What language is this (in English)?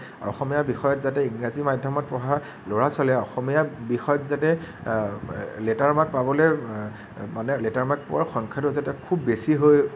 Assamese